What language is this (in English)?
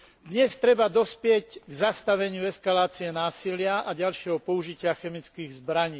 Slovak